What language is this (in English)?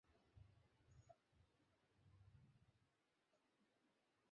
Bangla